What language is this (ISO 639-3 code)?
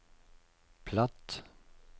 nor